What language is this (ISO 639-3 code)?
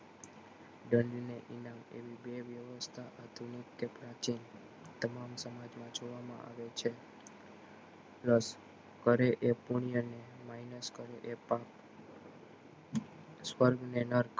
guj